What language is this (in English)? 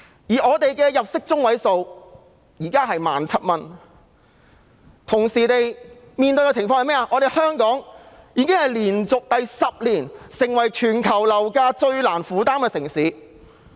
Cantonese